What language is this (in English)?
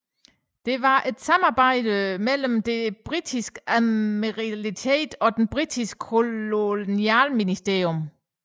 Danish